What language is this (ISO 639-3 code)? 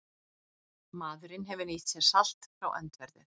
isl